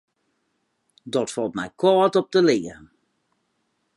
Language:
Western Frisian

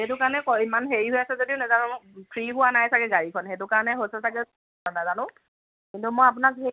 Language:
Assamese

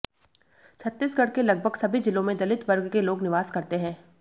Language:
Hindi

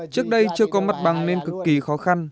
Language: Vietnamese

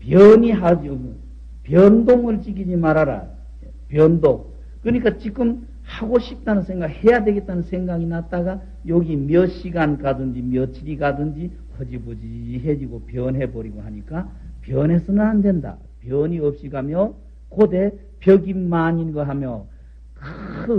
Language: Korean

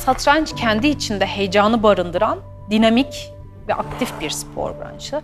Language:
Turkish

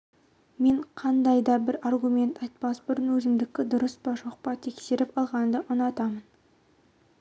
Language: Kazakh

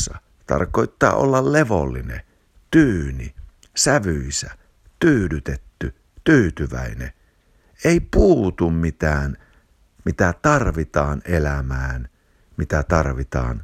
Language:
Finnish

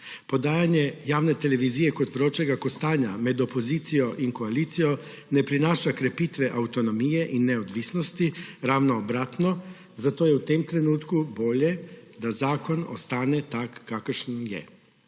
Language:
Slovenian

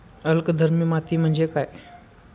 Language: Marathi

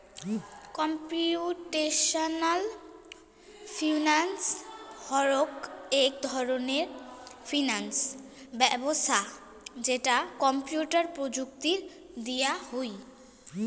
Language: Bangla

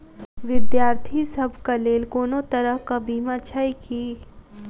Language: Maithili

